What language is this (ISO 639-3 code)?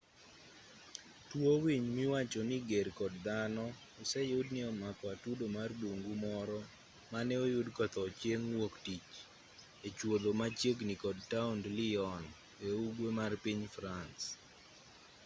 luo